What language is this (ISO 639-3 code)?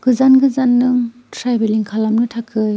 brx